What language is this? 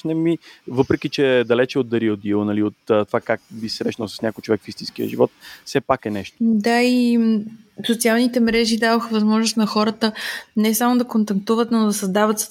Bulgarian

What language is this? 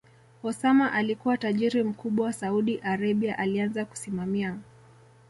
Swahili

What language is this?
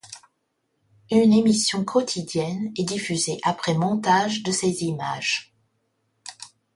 French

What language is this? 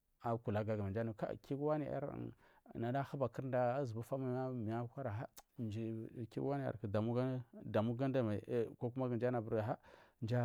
Marghi South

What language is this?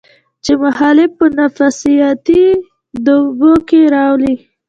Pashto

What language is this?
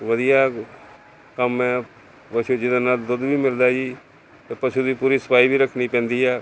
Punjabi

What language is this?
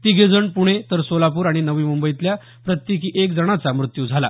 Marathi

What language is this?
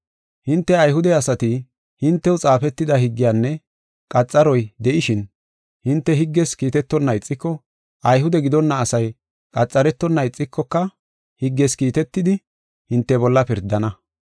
Gofa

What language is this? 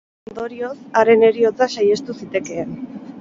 Basque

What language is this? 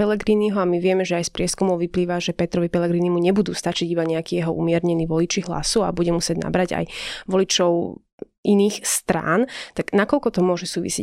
Slovak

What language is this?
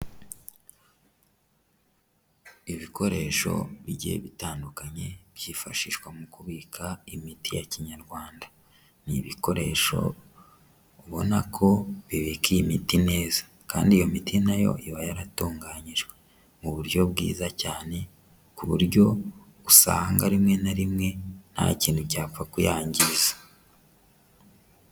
Kinyarwanda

